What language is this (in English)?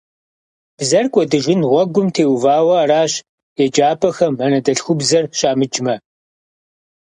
Kabardian